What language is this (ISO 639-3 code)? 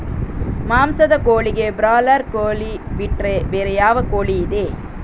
kan